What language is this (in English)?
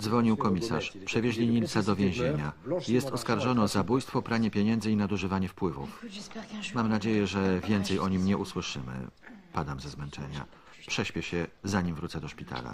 Polish